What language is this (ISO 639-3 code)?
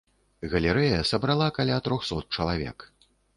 bel